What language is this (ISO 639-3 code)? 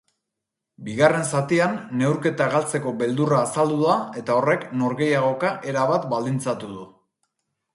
eus